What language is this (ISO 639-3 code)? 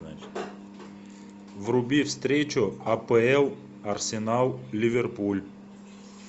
rus